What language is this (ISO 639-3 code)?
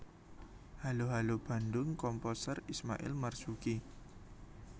jav